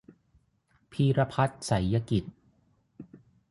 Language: Thai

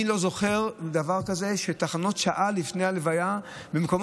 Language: Hebrew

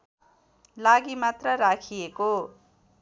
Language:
Nepali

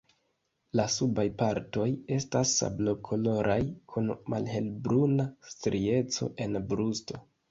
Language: Esperanto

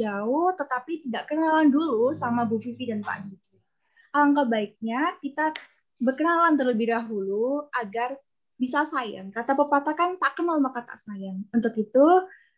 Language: Indonesian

